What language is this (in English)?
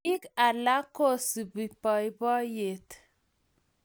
Kalenjin